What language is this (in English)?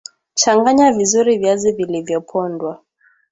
Swahili